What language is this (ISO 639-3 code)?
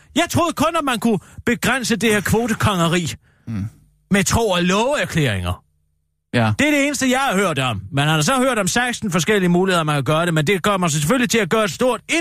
dan